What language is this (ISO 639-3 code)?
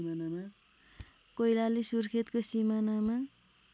nep